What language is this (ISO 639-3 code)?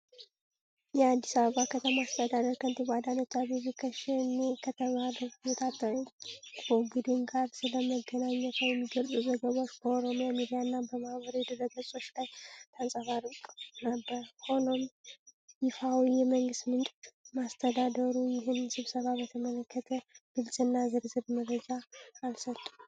amh